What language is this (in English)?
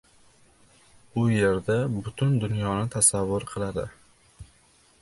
Uzbek